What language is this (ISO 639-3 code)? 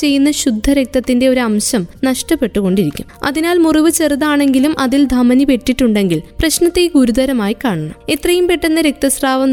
mal